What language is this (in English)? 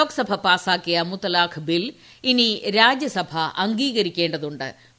Malayalam